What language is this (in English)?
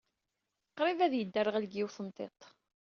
Kabyle